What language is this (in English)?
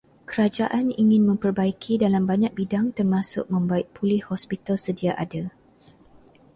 Malay